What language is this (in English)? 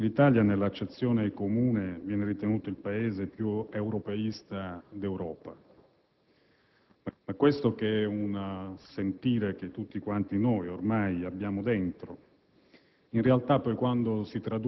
Italian